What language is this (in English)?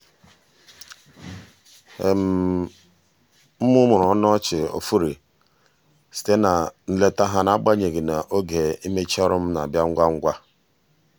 Igbo